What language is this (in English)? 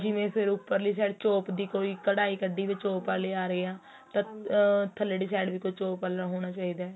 Punjabi